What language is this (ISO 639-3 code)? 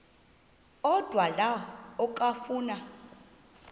xho